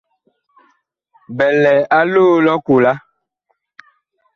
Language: Bakoko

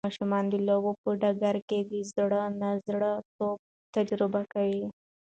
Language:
Pashto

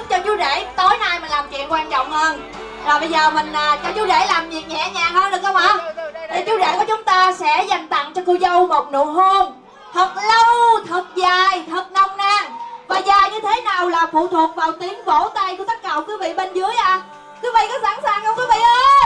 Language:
Vietnamese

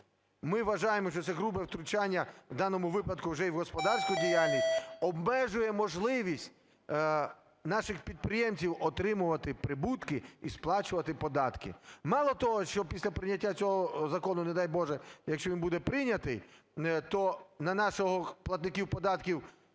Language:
Ukrainian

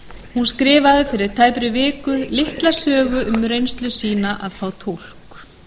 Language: Icelandic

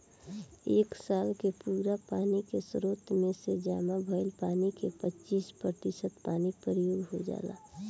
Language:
Bhojpuri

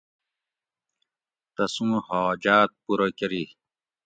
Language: Gawri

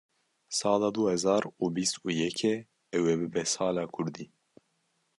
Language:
Kurdish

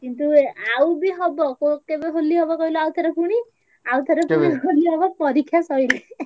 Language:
Odia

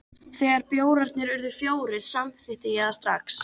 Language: Icelandic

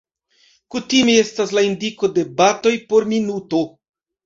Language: Esperanto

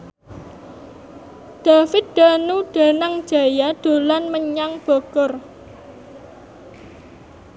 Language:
Javanese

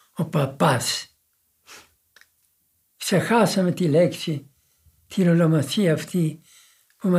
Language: Greek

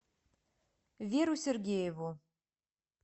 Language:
Russian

